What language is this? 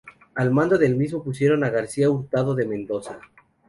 Spanish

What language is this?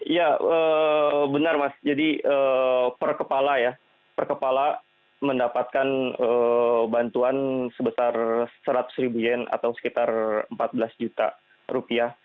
Indonesian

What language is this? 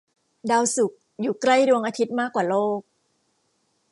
Thai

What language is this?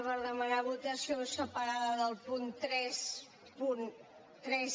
Catalan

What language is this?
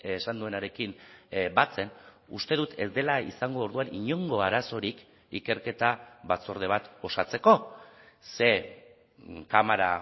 Basque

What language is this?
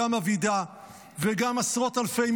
Hebrew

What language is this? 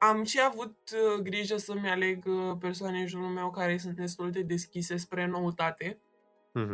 Romanian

